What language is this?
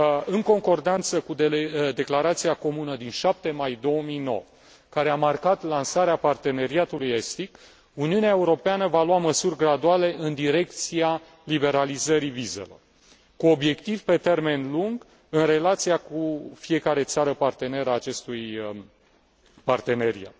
Romanian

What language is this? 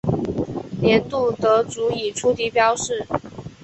Chinese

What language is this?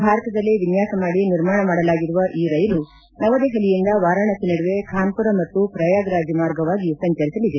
Kannada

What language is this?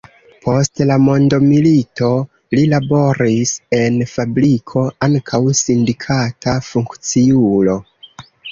Esperanto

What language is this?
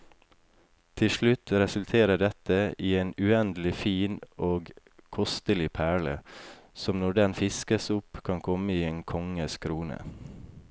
Norwegian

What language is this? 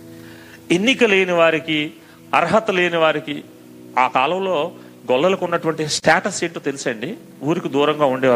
Telugu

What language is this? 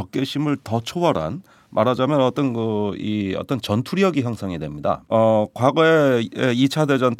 Korean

